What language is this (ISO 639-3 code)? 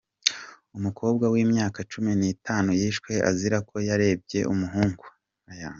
kin